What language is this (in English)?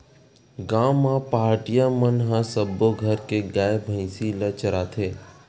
Chhattisgarhi